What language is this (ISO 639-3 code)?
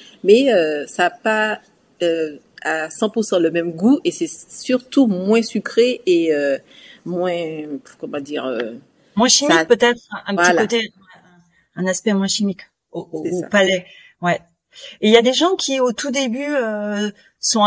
fra